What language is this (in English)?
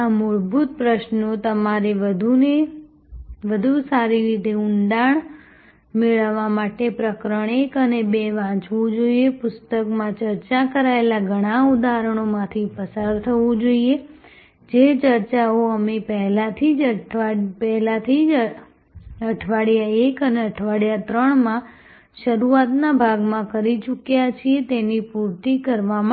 Gujarati